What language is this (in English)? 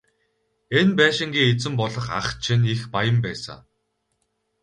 Mongolian